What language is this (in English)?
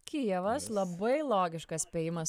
Lithuanian